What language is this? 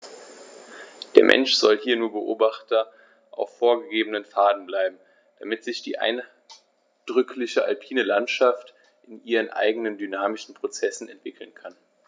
German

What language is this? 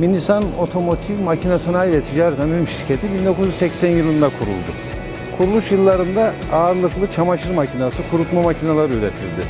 Turkish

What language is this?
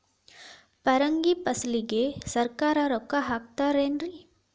Kannada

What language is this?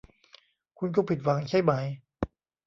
Thai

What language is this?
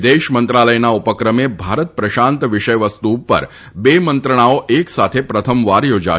Gujarati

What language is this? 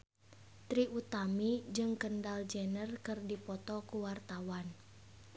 Sundanese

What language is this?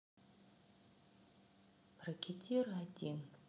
Russian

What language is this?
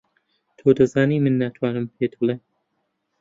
Central Kurdish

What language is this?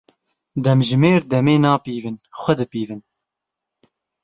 Kurdish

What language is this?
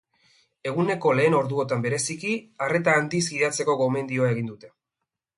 Basque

